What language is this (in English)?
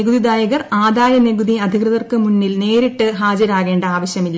Malayalam